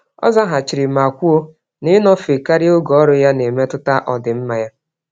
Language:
Igbo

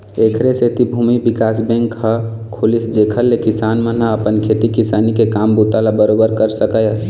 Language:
Chhattisgarhi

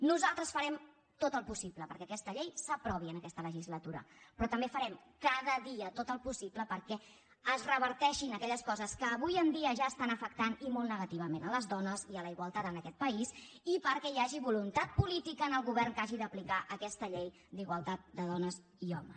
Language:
Catalan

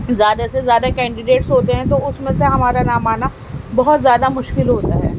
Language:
Urdu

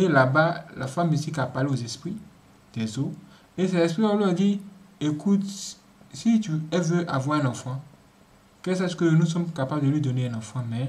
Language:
French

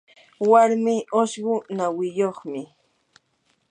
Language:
Yanahuanca Pasco Quechua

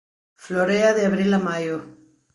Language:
Galician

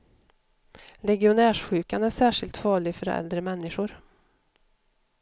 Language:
Swedish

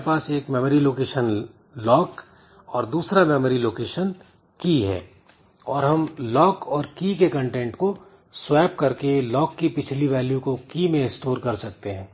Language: Hindi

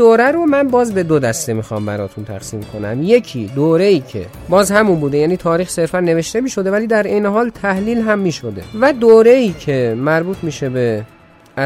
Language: Persian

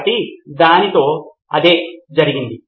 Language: Telugu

